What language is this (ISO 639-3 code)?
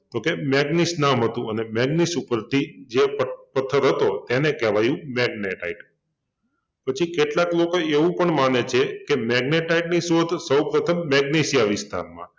guj